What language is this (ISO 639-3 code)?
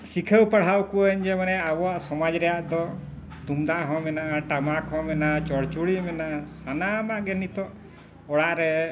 sat